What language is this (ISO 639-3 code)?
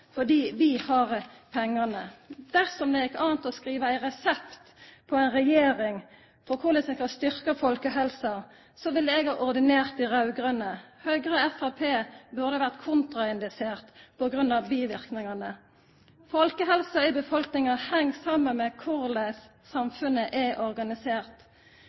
nno